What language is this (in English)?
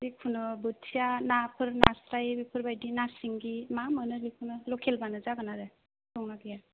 Bodo